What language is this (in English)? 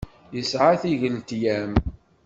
Kabyle